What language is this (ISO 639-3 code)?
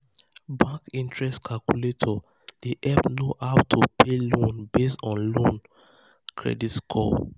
pcm